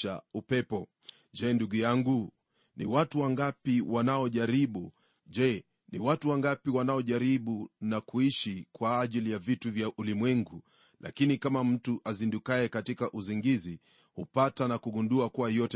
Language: Swahili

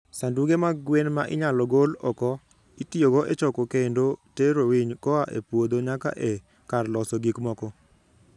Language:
Luo (Kenya and Tanzania)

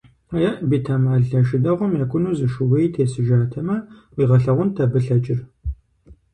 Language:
Kabardian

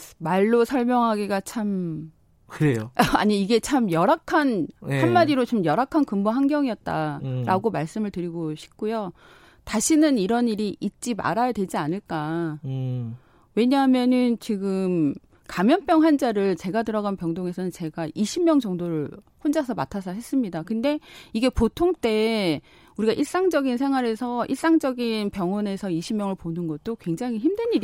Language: Korean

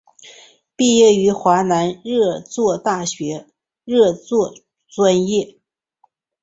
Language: Chinese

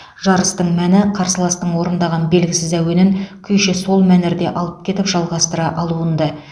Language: Kazakh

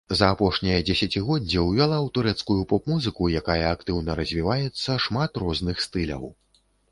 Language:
Belarusian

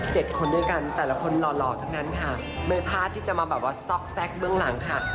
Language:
Thai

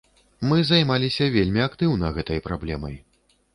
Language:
Belarusian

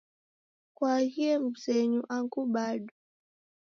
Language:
Taita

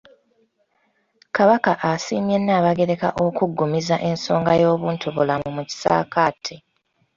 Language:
Ganda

